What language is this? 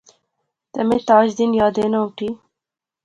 Pahari-Potwari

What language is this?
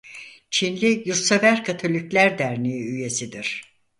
Turkish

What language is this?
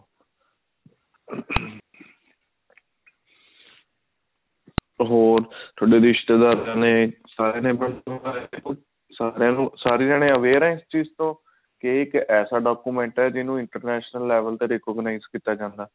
Punjabi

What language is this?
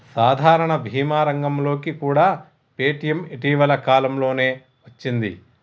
Telugu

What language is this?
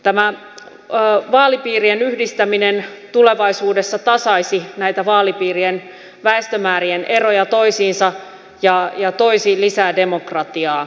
Finnish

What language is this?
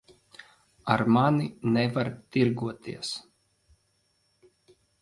Latvian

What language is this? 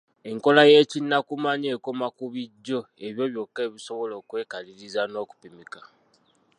Ganda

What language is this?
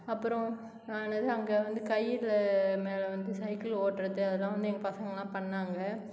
Tamil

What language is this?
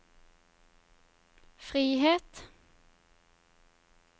Norwegian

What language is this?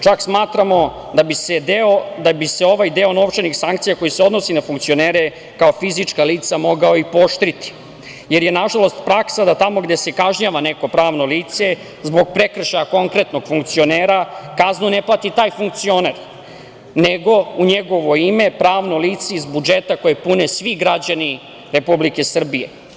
Serbian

